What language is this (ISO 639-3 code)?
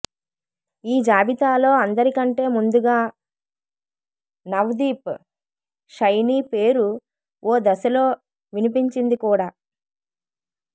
tel